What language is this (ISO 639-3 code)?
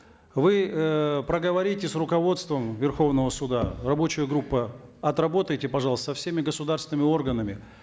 kaz